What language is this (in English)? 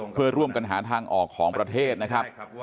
Thai